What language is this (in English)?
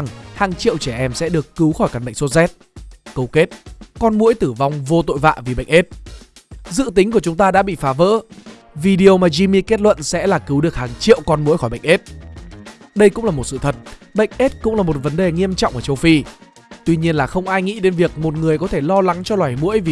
Vietnamese